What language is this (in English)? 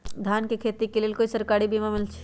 Magahi